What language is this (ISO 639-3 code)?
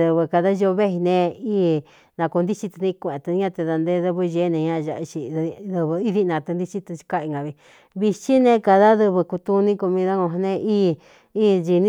xtu